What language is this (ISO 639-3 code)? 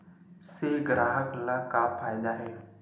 hne